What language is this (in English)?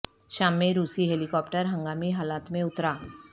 Urdu